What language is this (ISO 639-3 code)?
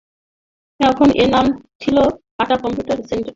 ben